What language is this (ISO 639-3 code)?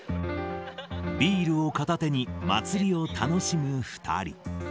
jpn